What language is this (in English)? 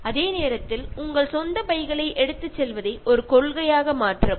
Malayalam